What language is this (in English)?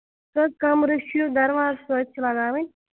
Kashmiri